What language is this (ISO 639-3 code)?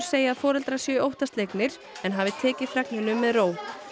isl